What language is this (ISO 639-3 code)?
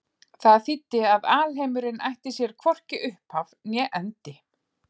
isl